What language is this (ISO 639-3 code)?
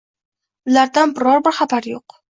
uzb